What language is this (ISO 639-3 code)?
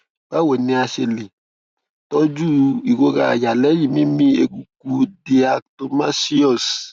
yor